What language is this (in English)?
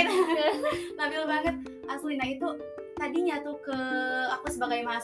Indonesian